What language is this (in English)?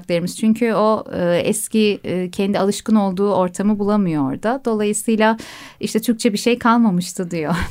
Turkish